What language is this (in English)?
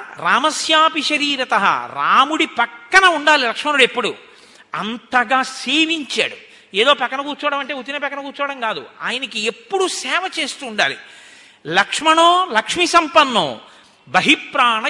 Telugu